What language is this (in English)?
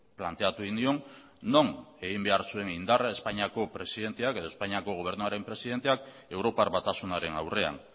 Basque